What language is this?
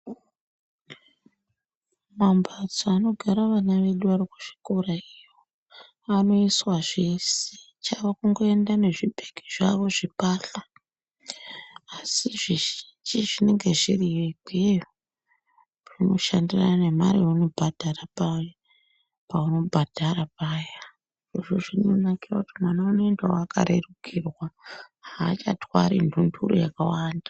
Ndau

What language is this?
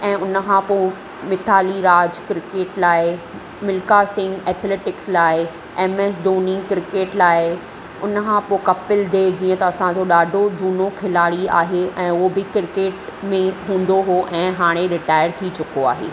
Sindhi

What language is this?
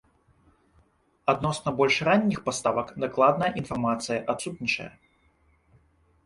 Belarusian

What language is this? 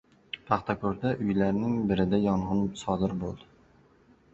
Uzbek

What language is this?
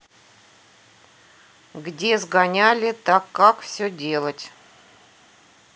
Russian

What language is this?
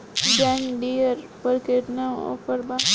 Bhojpuri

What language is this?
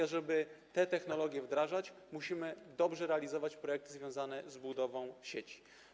Polish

